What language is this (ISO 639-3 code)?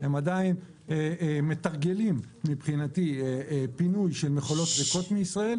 heb